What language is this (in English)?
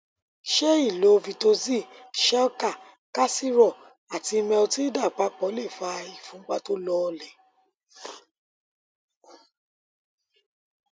Yoruba